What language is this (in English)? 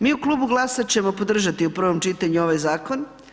Croatian